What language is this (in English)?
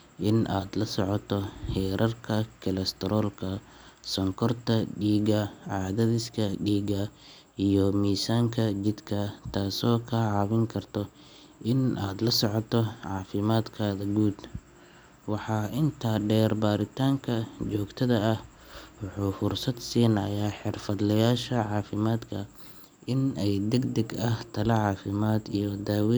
Somali